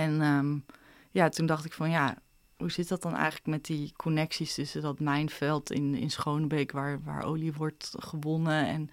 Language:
Dutch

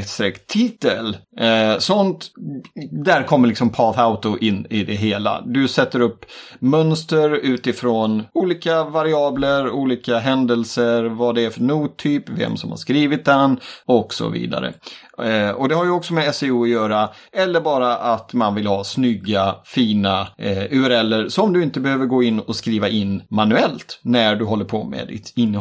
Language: Swedish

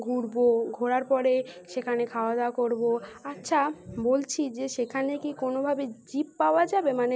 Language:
Bangla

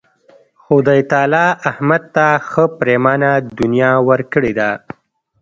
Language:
Pashto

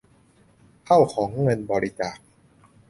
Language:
Thai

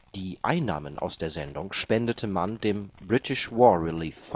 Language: German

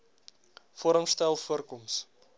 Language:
Afrikaans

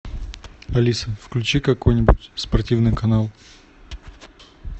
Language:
Russian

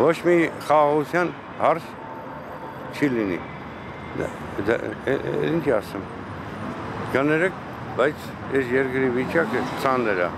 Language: Turkish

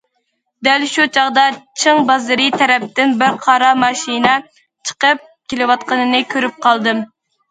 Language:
Uyghur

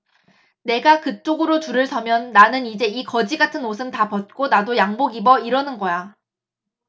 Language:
Korean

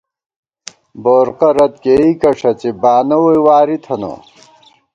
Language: Gawar-Bati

